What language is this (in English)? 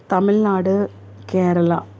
Tamil